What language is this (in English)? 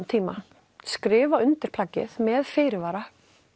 Icelandic